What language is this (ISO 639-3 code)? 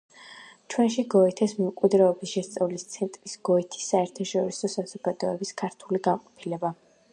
kat